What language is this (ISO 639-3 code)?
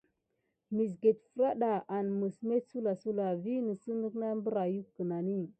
gid